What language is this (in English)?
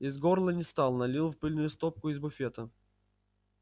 Russian